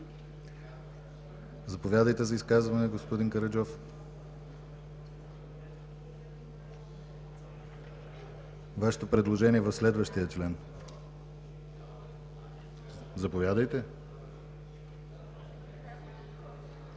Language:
Bulgarian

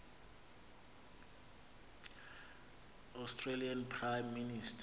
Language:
Xhosa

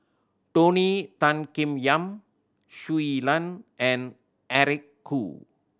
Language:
English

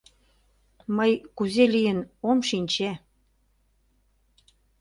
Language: Mari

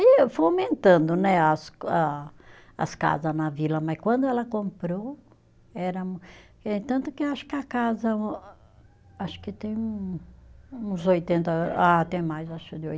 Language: Portuguese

